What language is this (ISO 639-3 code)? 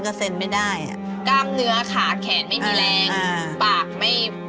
tha